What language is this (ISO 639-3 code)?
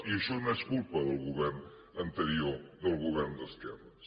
cat